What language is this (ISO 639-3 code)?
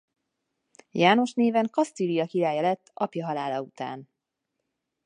hun